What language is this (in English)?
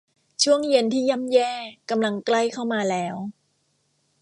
Thai